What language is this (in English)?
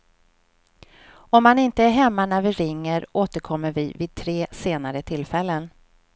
Swedish